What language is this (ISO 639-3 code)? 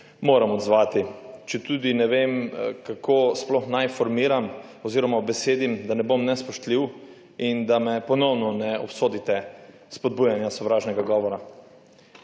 slv